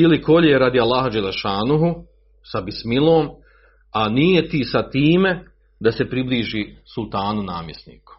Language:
Croatian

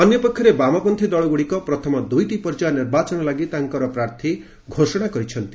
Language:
Odia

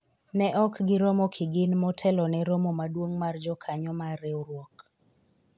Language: Luo (Kenya and Tanzania)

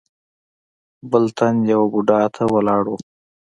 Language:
Pashto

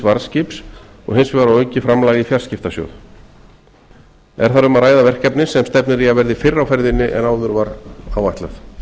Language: Icelandic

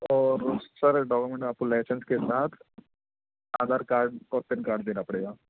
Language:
Urdu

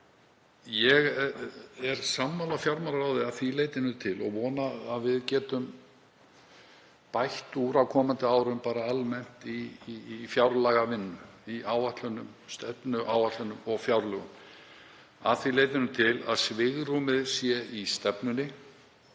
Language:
Icelandic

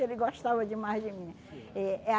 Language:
Portuguese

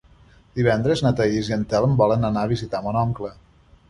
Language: Catalan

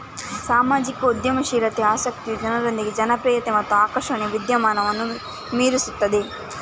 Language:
Kannada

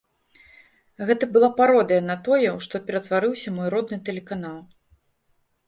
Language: Belarusian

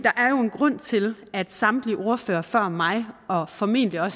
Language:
Danish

